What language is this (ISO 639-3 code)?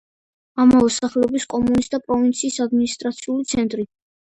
kat